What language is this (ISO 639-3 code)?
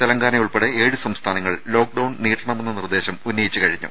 mal